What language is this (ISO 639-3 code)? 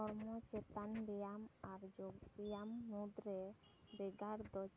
sat